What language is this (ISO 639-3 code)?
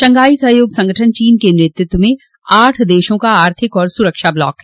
hin